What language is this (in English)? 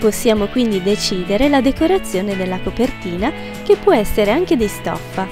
Italian